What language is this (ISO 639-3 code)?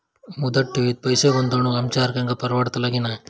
mar